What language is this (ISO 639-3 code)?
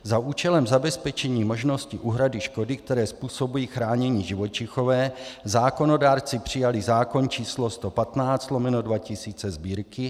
ces